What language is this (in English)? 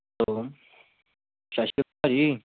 Punjabi